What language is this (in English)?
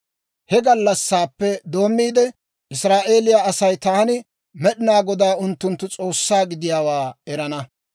Dawro